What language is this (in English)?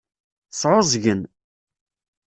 Kabyle